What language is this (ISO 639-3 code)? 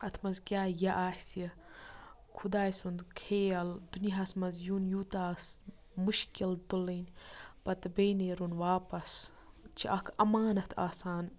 kas